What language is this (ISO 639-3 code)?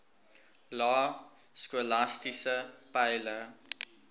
afr